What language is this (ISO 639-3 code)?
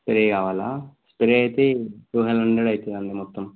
tel